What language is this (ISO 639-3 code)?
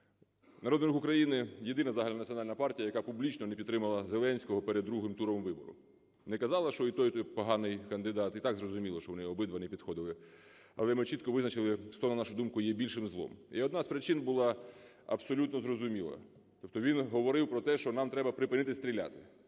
ukr